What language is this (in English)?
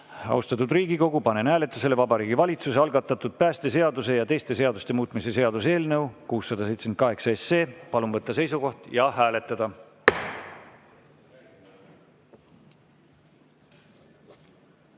Estonian